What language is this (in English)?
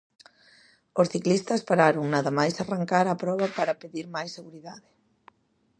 Galician